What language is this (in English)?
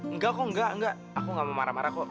Indonesian